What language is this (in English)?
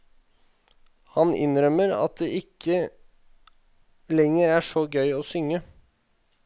Norwegian